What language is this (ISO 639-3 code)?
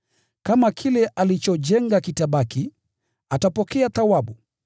swa